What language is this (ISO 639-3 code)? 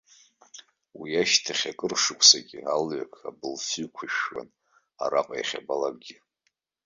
abk